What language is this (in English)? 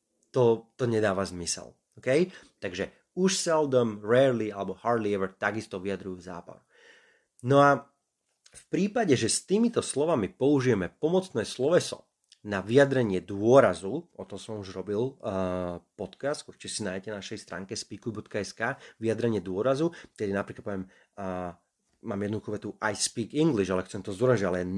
Slovak